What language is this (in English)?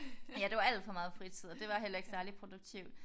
Danish